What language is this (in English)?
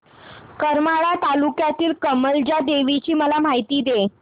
Marathi